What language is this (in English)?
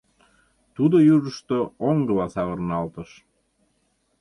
Mari